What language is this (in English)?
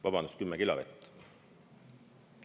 Estonian